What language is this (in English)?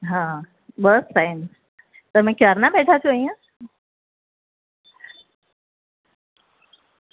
Gujarati